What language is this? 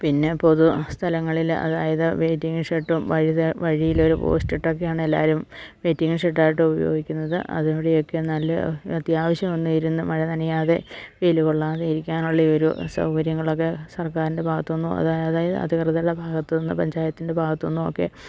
Malayalam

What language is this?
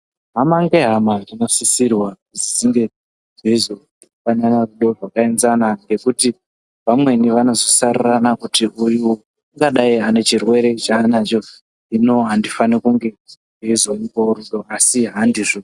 Ndau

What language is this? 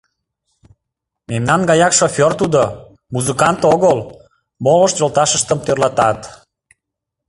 Mari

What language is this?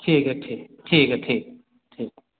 Maithili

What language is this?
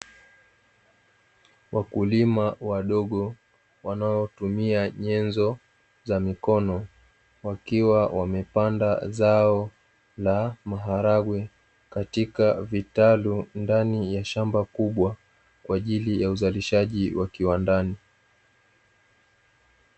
Swahili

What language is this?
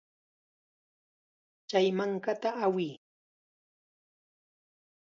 Chiquián Ancash Quechua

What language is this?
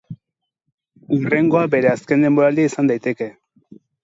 Basque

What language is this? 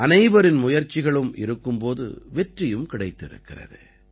Tamil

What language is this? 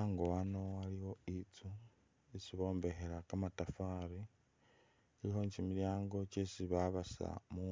Masaaba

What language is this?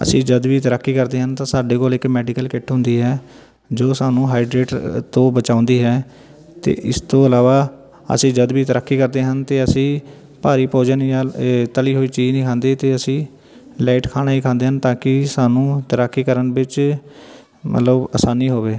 Punjabi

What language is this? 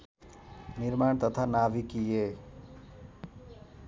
Nepali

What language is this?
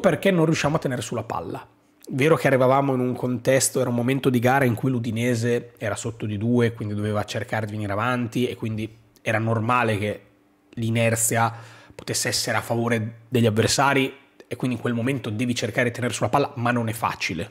Italian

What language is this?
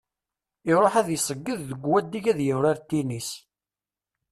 Kabyle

